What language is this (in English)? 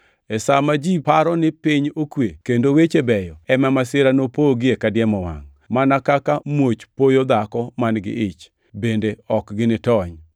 Luo (Kenya and Tanzania)